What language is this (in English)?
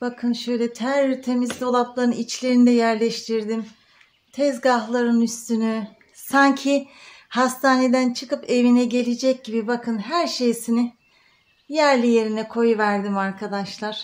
Turkish